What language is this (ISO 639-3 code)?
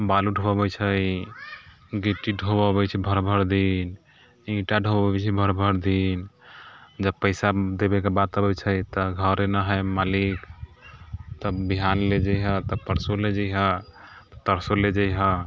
mai